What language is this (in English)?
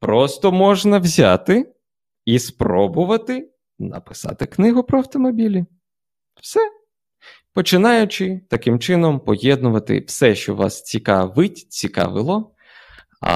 Ukrainian